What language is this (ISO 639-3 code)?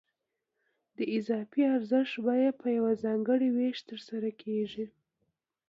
pus